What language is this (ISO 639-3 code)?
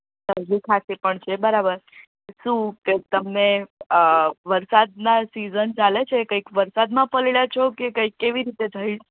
guj